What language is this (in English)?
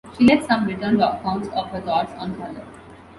English